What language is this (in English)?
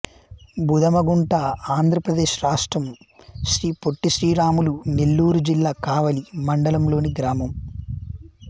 Telugu